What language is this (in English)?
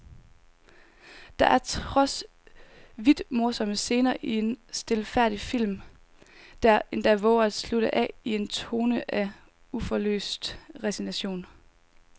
Danish